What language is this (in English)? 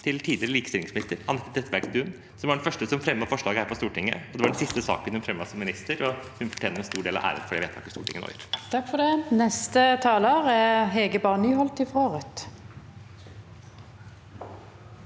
Norwegian